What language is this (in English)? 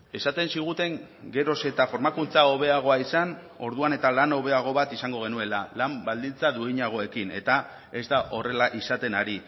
Basque